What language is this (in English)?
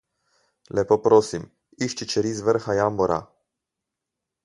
Slovenian